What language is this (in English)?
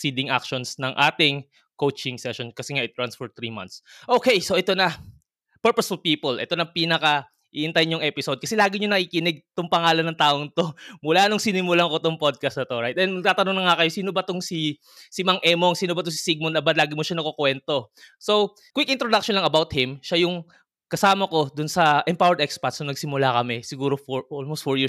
Filipino